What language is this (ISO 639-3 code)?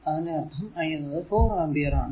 mal